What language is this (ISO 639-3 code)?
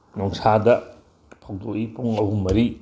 mni